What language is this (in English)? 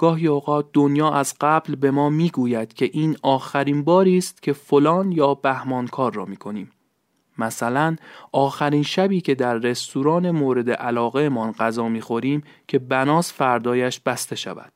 Persian